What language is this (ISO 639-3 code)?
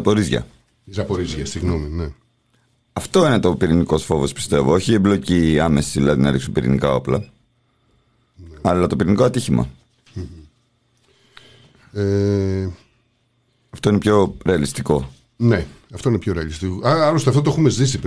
ell